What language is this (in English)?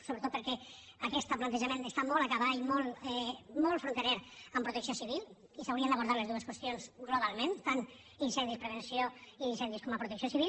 Catalan